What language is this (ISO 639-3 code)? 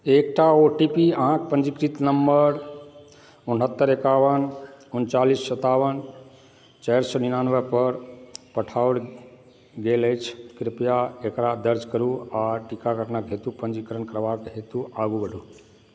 mai